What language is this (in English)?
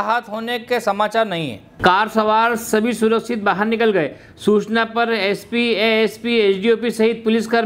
Hindi